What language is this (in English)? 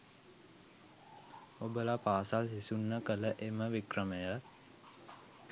Sinhala